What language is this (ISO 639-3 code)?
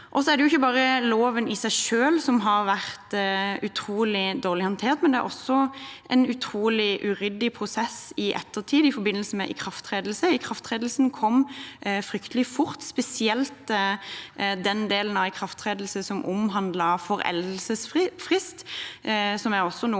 nor